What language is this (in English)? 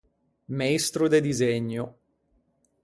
Ligurian